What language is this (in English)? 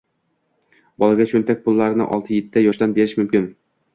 Uzbek